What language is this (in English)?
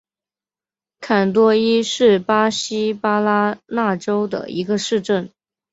Chinese